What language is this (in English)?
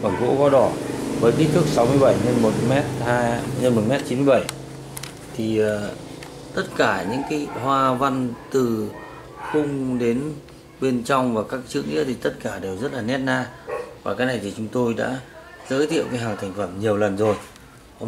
Vietnamese